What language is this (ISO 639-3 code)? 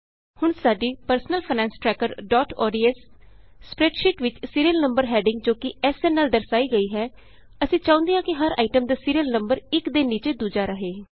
pan